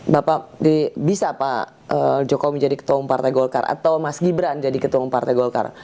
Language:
Indonesian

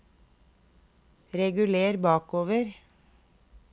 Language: Norwegian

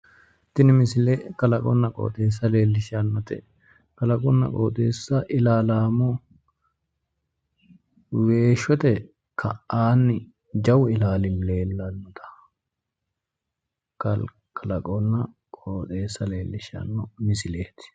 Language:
Sidamo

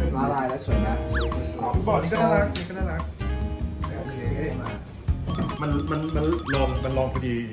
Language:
Thai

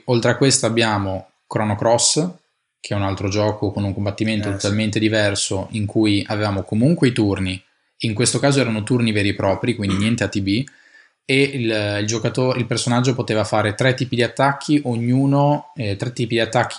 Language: Italian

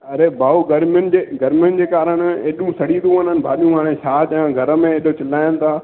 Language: Sindhi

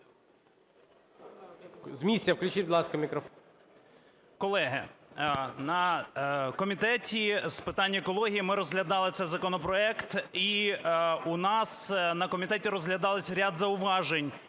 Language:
Ukrainian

